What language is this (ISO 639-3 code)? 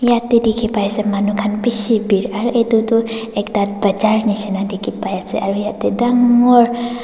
nag